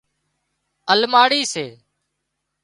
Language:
Wadiyara Koli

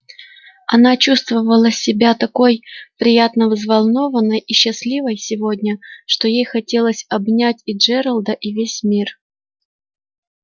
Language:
Russian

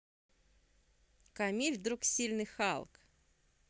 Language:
Russian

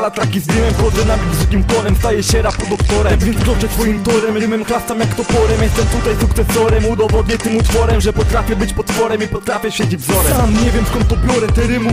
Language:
Polish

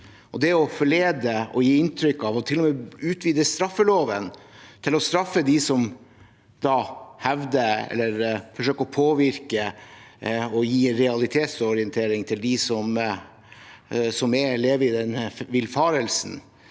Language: Norwegian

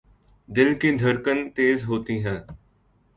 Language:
Urdu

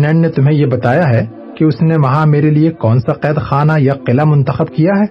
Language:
Urdu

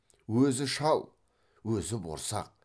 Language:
Kazakh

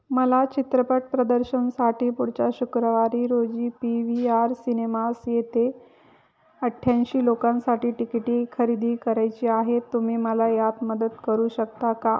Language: Marathi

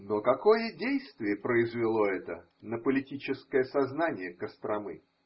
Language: Russian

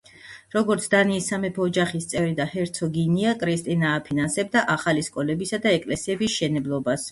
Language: Georgian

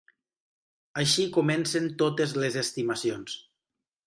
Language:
Catalan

